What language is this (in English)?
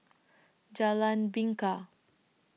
English